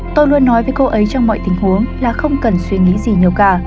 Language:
Vietnamese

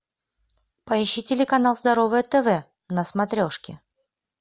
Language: Russian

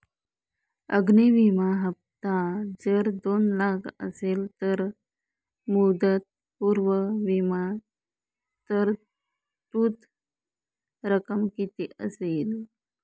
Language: Marathi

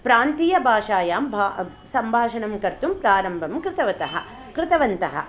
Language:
Sanskrit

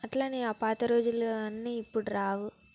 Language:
Telugu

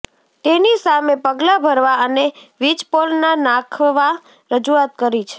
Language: Gujarati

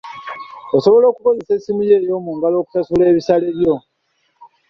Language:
Ganda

